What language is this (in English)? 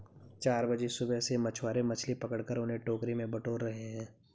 Hindi